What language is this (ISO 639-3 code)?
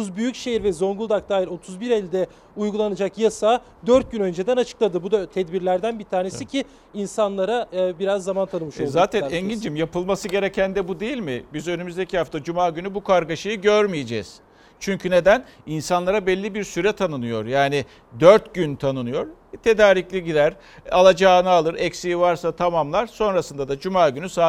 tur